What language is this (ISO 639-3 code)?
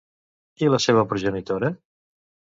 cat